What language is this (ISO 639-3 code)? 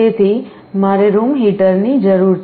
guj